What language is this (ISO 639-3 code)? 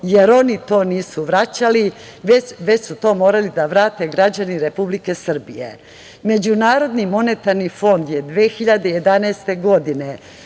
srp